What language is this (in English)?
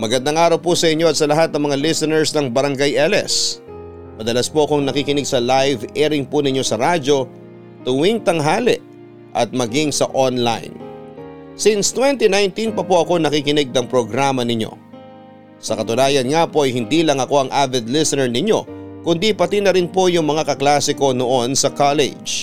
Filipino